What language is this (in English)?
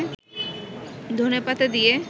Bangla